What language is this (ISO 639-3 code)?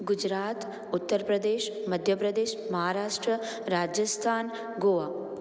snd